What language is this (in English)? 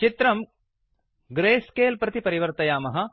Sanskrit